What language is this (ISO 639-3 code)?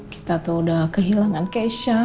ind